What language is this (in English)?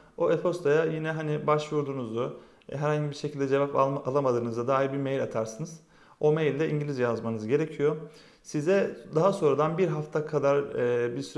Turkish